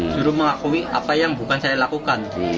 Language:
Indonesian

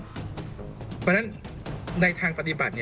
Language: Thai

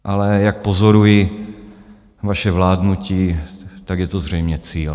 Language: Czech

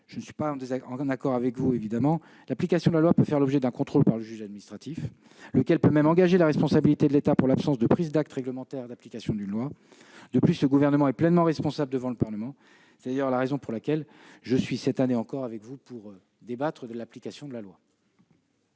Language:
French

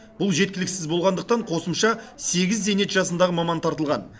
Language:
Kazakh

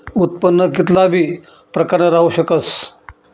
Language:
Marathi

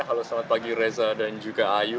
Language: Indonesian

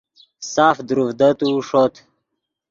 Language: Yidgha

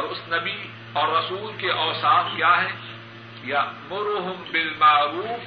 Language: Urdu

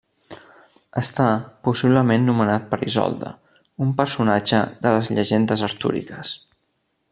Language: Catalan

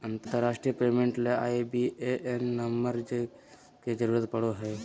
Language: Magahi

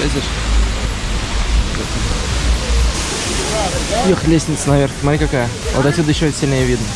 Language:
Russian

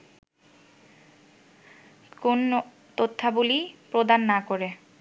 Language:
Bangla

